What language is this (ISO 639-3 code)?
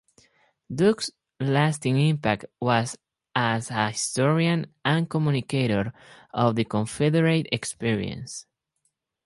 eng